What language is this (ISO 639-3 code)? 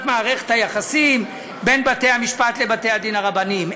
heb